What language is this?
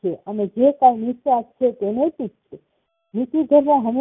Gujarati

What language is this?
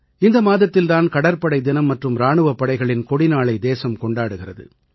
Tamil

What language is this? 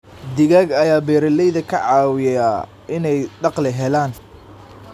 Somali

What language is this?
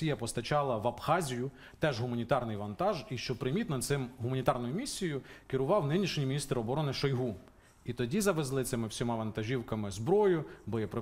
Ukrainian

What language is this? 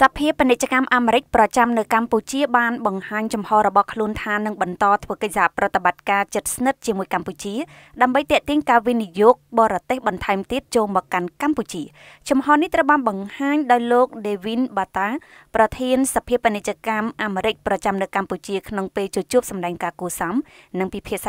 Thai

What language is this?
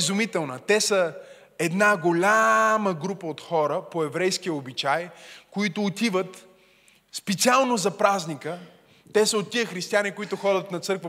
Bulgarian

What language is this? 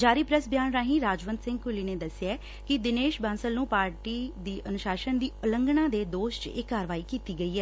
Punjabi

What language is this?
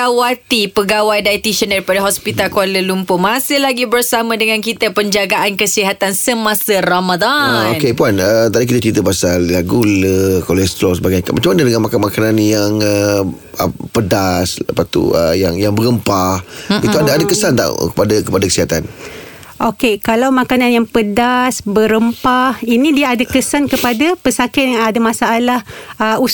Malay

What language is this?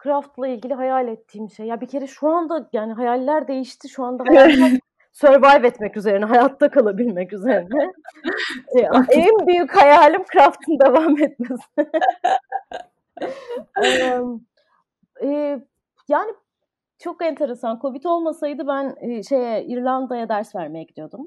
Turkish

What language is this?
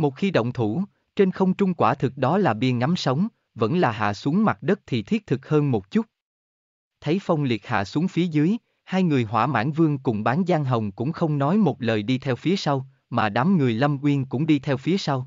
Vietnamese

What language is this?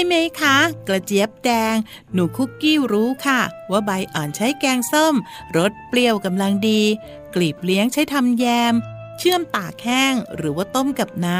Thai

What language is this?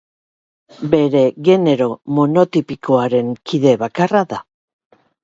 Basque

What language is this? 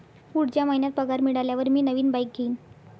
Marathi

